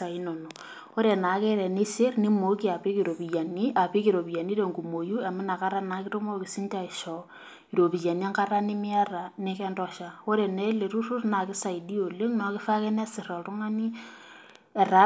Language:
Masai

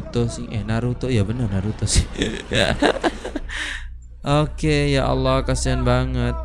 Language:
Indonesian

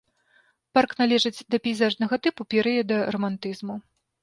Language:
Belarusian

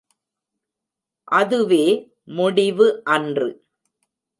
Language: Tamil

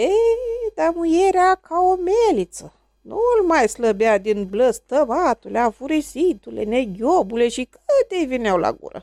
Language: Romanian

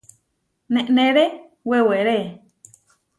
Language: Huarijio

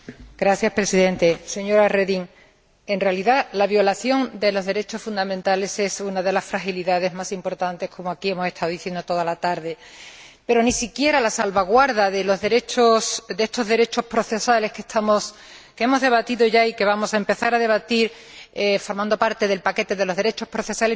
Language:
Spanish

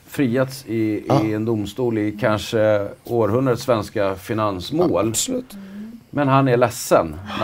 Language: Swedish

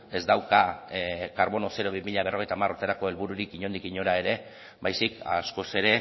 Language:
Basque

